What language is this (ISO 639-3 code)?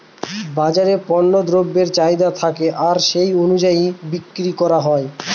ben